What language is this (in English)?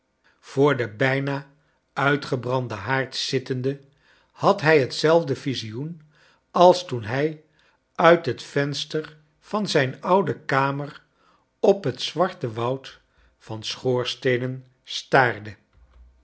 Dutch